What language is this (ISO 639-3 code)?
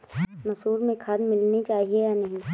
hin